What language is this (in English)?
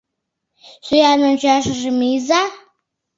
Mari